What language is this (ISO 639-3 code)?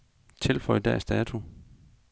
dan